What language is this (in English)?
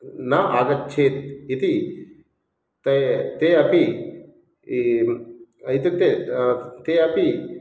Sanskrit